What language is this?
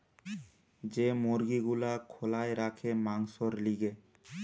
Bangla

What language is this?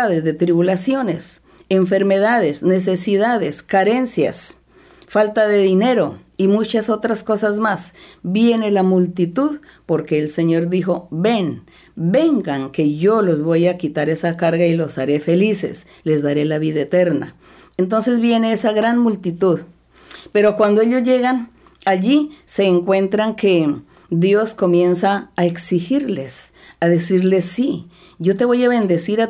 Spanish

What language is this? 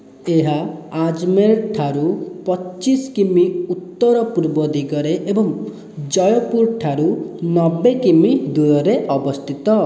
Odia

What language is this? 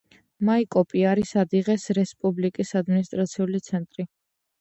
Georgian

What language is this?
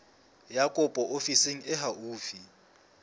Southern Sotho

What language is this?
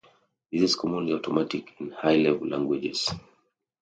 English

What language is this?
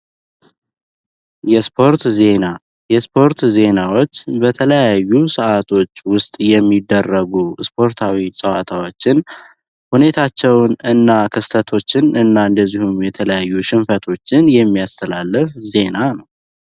Amharic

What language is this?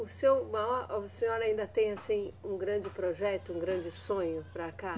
Portuguese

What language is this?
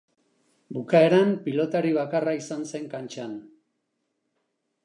Basque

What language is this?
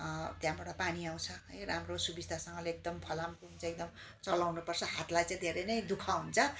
Nepali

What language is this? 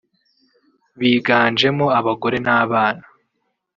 Kinyarwanda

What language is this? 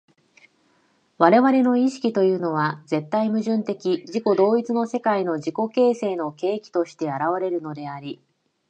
Japanese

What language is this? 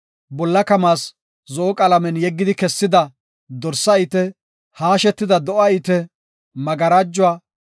Gofa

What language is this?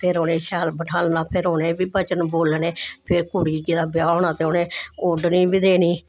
Dogri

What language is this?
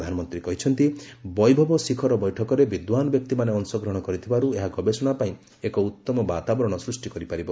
Odia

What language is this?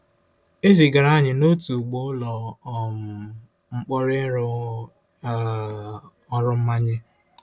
Igbo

